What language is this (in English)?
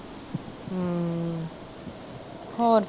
Punjabi